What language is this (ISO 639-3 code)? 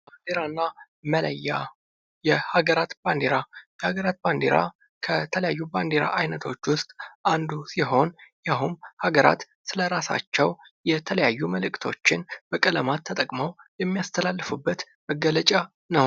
amh